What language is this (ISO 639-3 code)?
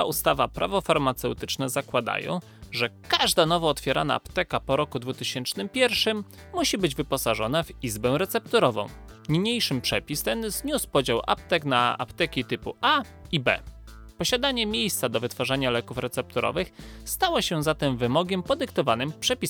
pol